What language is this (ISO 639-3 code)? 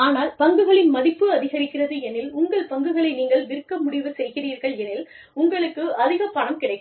tam